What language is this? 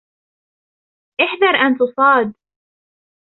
Arabic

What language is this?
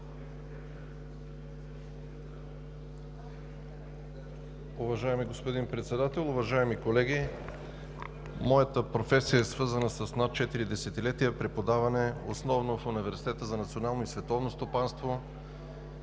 Bulgarian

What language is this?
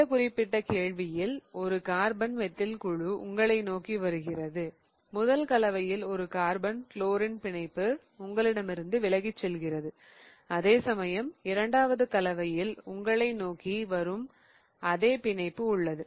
Tamil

